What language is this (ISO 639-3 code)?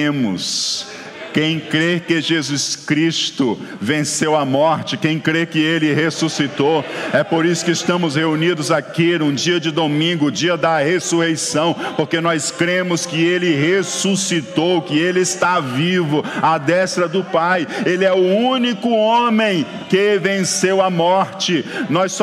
por